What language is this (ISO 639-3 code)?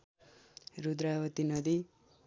nep